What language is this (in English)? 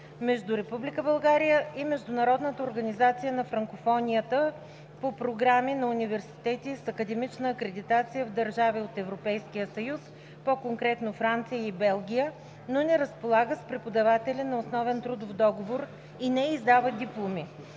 Bulgarian